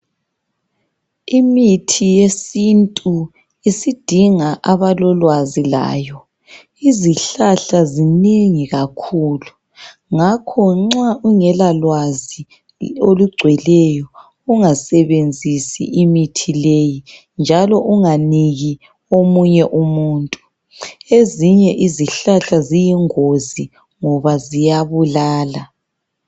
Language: North Ndebele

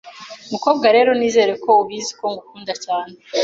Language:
Kinyarwanda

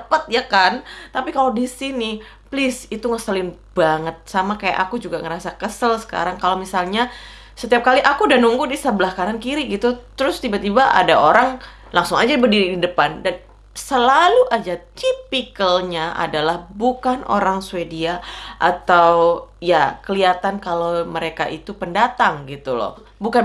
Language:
Indonesian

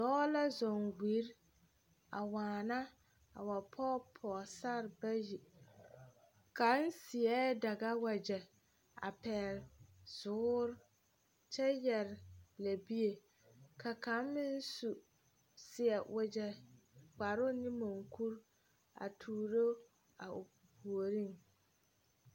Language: Southern Dagaare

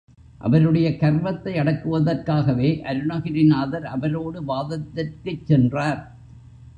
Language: Tamil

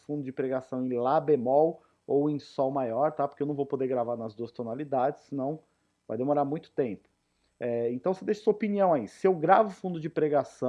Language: Portuguese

